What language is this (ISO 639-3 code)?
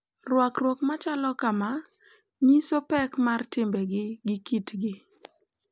luo